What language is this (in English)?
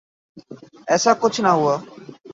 Urdu